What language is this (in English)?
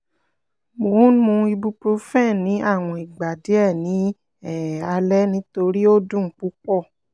Yoruba